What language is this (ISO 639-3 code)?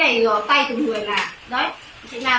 vie